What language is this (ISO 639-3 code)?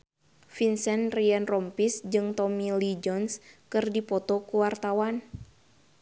sun